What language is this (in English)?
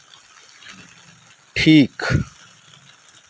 Santali